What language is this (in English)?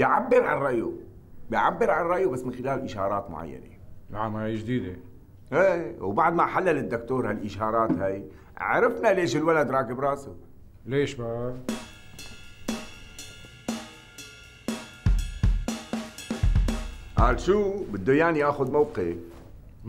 Arabic